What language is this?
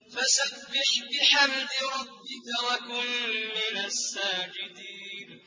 Arabic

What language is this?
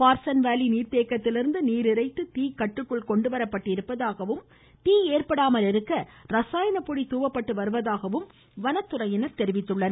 Tamil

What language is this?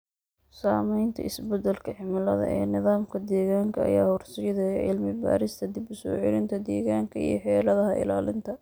Somali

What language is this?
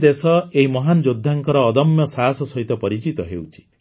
Odia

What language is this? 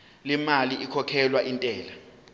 Zulu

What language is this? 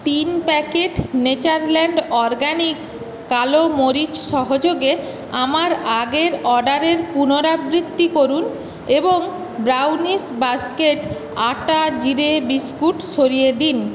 Bangla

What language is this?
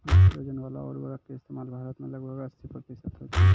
Maithili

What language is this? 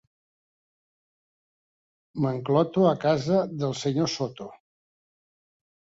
Catalan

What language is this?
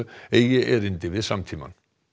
Icelandic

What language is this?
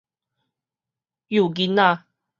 Min Nan Chinese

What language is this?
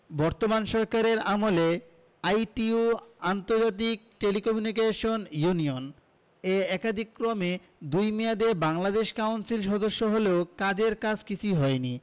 Bangla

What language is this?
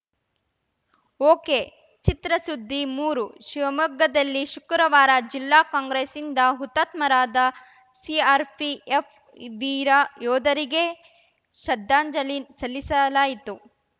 Kannada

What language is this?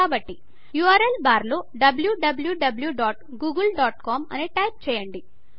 Telugu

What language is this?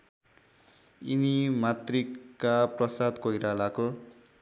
Nepali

